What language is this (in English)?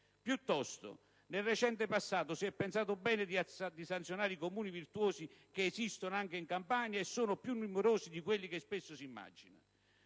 Italian